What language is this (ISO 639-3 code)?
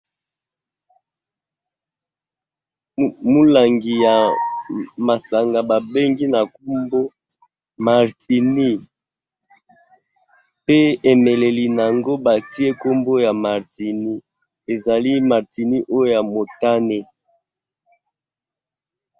lin